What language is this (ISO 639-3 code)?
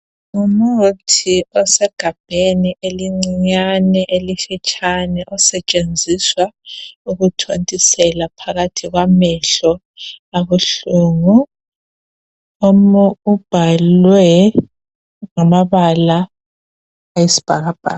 nde